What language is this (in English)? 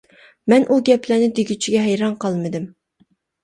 Uyghur